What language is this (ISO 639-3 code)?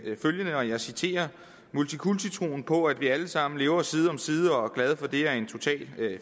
dan